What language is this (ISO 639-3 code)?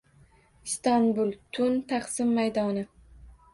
uzb